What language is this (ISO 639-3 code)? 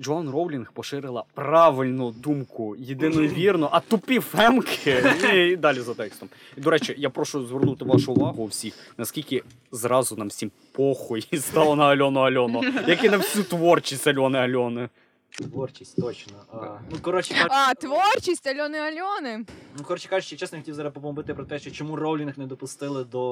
ukr